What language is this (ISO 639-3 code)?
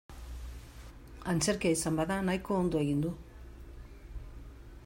eus